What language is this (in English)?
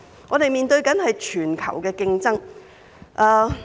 Cantonese